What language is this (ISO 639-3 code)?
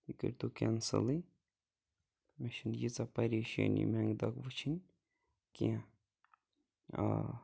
kas